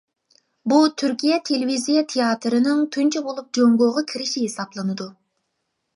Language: Uyghur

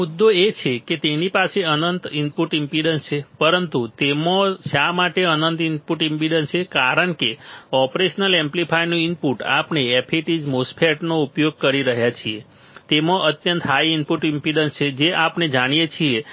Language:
Gujarati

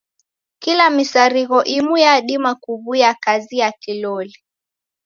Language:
Taita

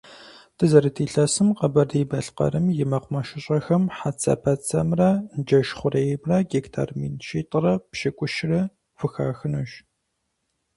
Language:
Kabardian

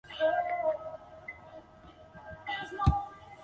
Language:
Chinese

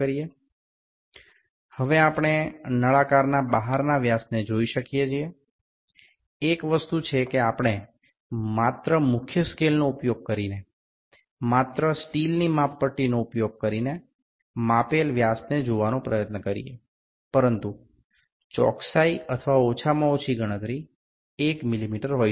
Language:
Bangla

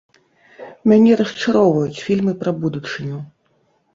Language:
Belarusian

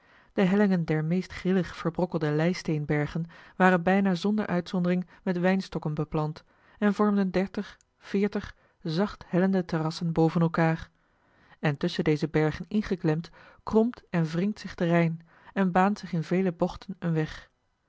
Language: Dutch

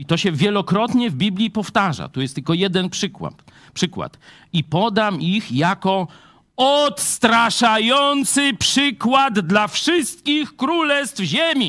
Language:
Polish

